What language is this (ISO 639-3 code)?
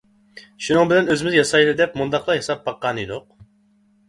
uig